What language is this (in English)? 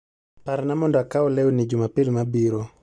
Luo (Kenya and Tanzania)